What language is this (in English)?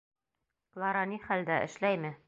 Bashkir